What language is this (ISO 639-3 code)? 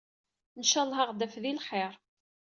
kab